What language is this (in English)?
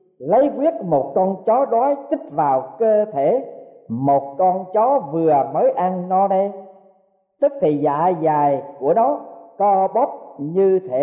Vietnamese